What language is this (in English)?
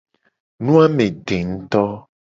Gen